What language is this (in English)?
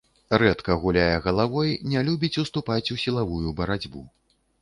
Belarusian